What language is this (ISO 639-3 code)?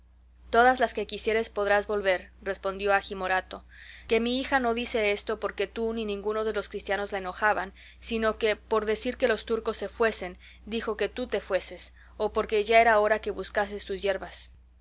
spa